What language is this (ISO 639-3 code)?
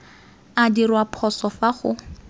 tsn